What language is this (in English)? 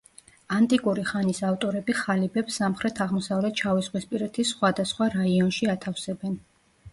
Georgian